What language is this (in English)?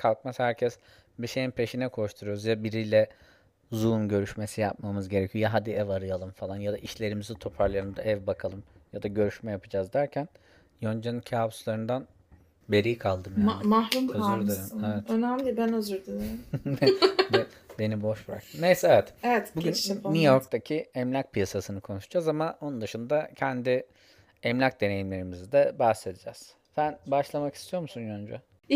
Turkish